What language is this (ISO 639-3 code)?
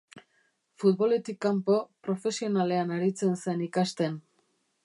eus